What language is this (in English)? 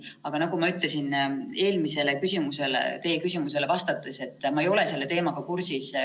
Estonian